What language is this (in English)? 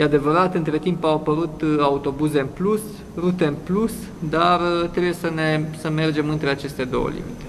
Romanian